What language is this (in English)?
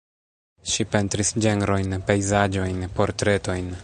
Esperanto